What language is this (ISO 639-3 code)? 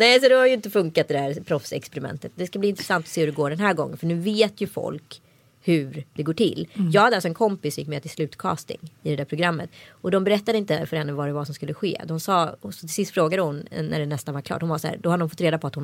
swe